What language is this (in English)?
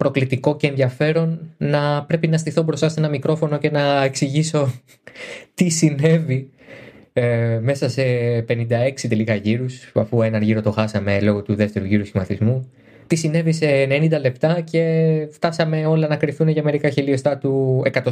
Greek